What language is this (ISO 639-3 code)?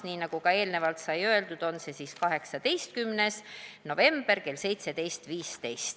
est